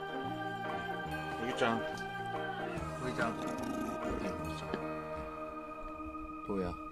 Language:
Japanese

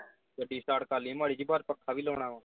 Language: Punjabi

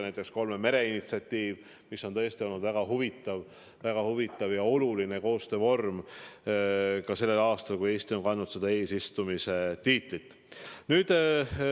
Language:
Estonian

